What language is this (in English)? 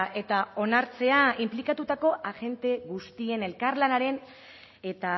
Basque